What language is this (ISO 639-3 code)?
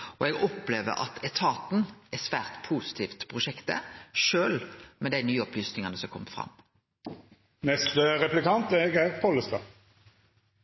nno